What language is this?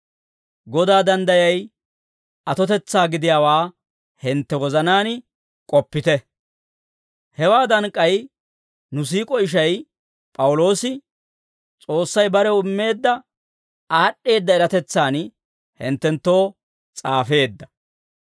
Dawro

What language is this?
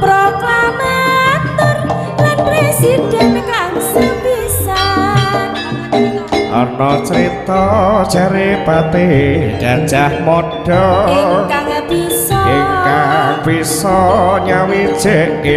Korean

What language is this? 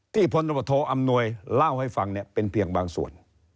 Thai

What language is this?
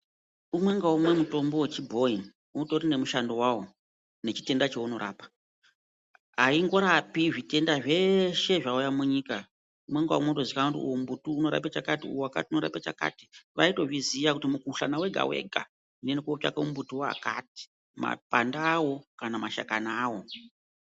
Ndau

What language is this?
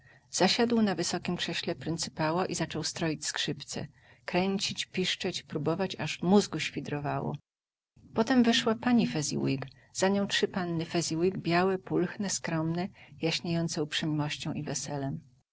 Polish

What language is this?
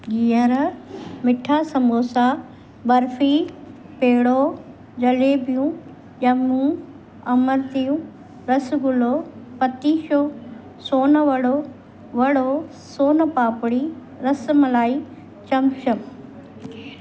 Sindhi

